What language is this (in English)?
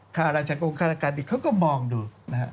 Thai